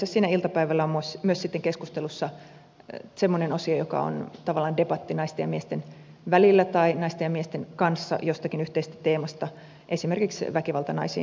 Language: Finnish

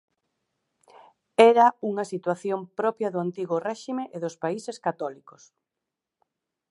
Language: Galician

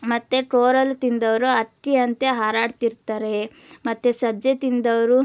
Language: Kannada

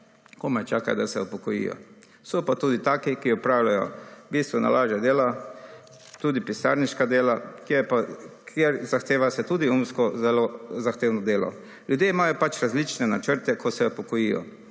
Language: Slovenian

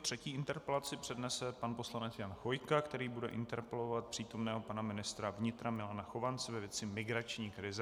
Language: Czech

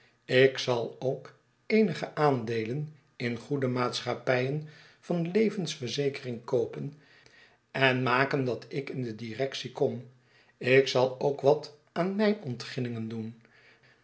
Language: Dutch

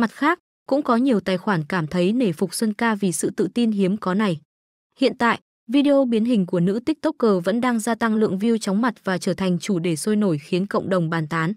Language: Vietnamese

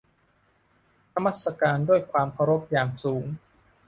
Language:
Thai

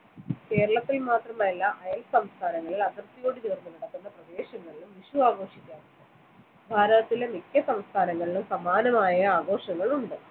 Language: Malayalam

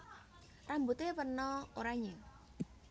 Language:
Javanese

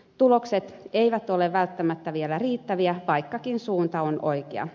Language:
Finnish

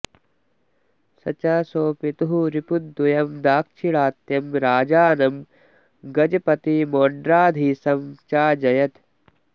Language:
Sanskrit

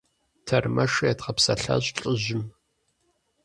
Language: Kabardian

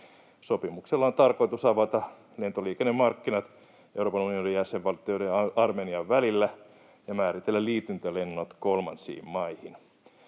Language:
Finnish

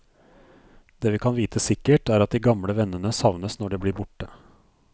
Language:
Norwegian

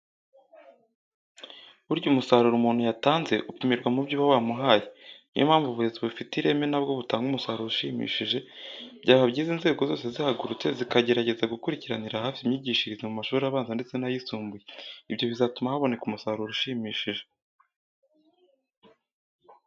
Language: Kinyarwanda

